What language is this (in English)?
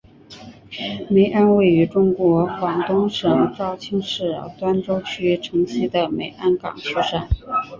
Chinese